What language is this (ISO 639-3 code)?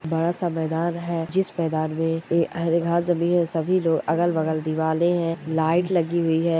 mwr